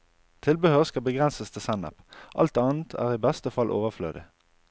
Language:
Norwegian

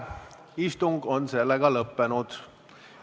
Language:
Estonian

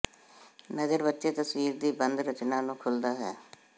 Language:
Punjabi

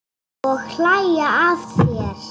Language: Icelandic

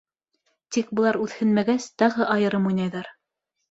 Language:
Bashkir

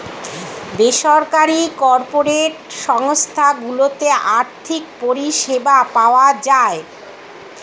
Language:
Bangla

